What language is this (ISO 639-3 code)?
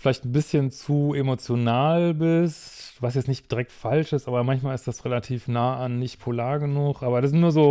deu